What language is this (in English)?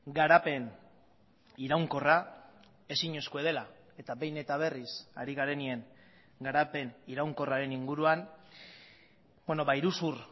Basque